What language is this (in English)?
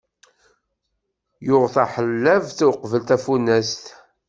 Kabyle